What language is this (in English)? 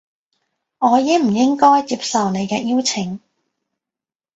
Cantonese